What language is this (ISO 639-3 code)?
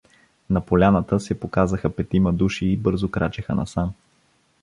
bul